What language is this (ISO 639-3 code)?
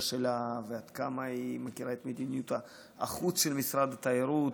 heb